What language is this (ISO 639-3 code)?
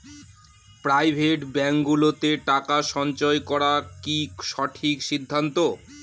ben